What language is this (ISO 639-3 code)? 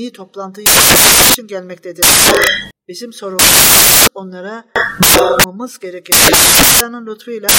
tur